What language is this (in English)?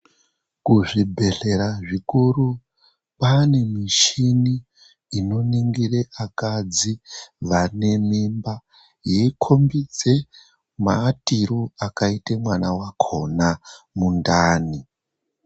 Ndau